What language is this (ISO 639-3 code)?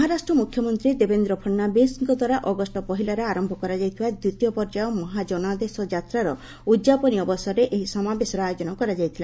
ori